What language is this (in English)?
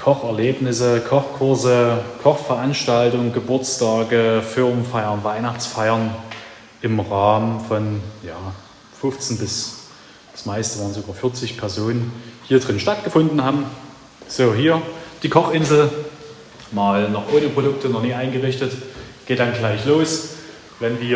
German